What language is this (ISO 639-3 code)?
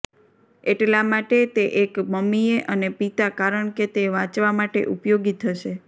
guj